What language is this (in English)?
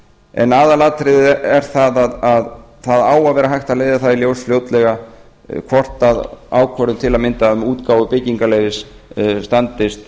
Icelandic